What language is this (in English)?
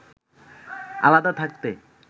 Bangla